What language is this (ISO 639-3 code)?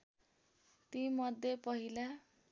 nep